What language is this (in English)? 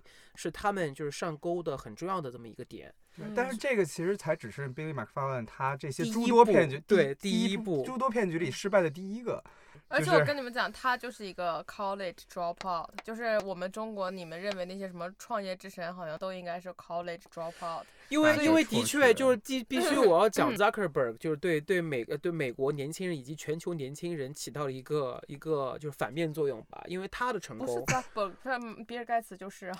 Chinese